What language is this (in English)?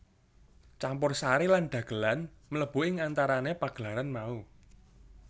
Javanese